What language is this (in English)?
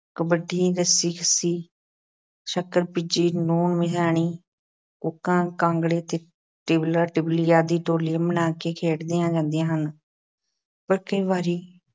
Punjabi